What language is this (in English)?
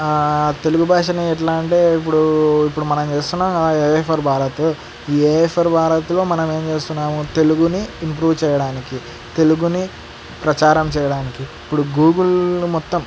Telugu